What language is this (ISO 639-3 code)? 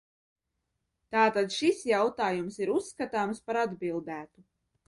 lav